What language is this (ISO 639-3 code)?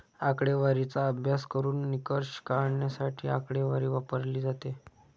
mar